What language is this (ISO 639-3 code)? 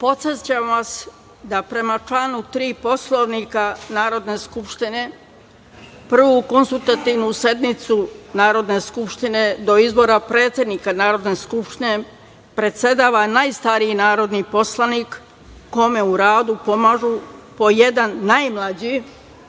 srp